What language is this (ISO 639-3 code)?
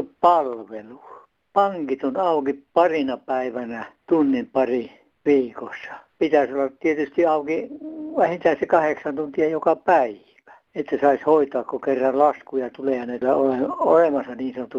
fin